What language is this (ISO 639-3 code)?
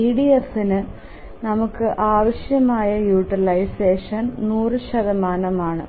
mal